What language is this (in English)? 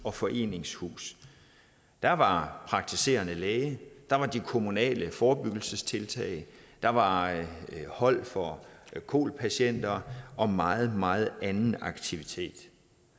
Danish